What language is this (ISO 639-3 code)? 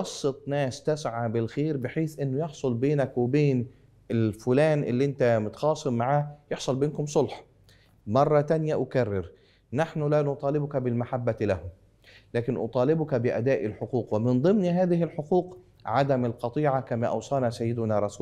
ara